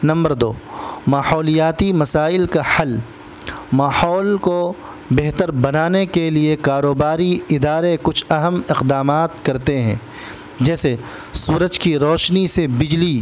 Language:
Urdu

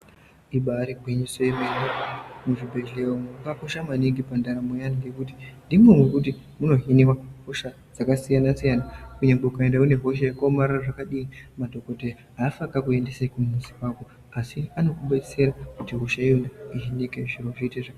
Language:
Ndau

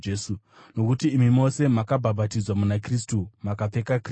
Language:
Shona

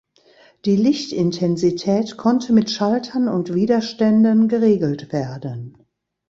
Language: German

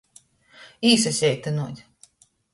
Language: Latgalian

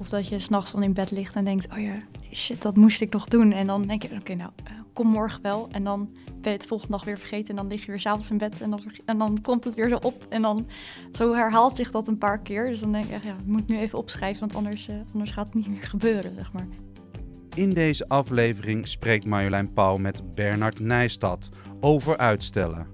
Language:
Dutch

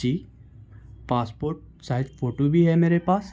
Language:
Urdu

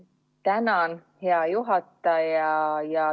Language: Estonian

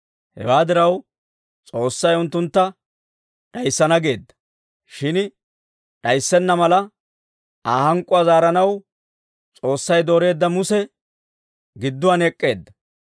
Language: Dawro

